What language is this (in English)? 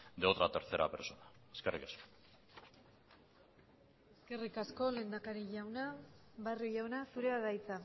Basque